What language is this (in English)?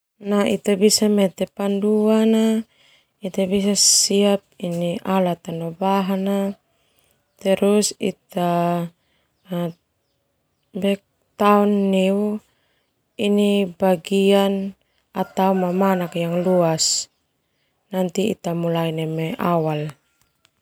Termanu